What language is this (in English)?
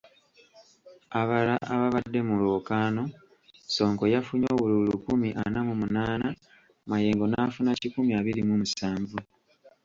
Ganda